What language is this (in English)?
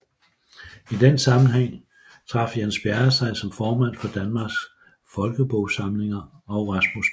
Danish